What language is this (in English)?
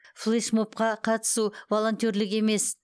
Kazakh